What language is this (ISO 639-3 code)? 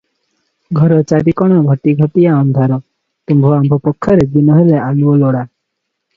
ori